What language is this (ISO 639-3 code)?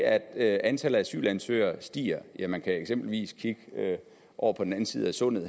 dan